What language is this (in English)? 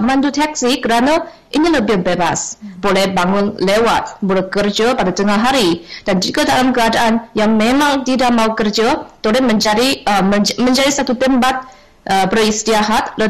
Malay